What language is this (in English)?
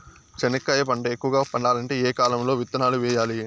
Telugu